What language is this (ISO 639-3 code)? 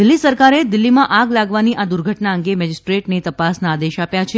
guj